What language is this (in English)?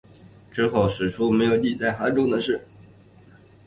Chinese